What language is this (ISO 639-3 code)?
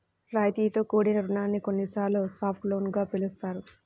tel